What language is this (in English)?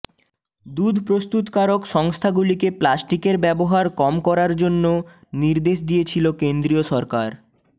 Bangla